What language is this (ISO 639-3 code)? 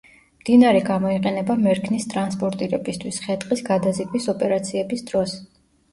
kat